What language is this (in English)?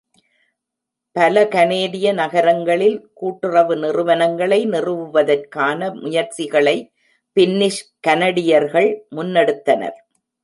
Tamil